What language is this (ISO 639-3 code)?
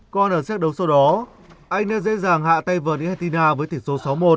vie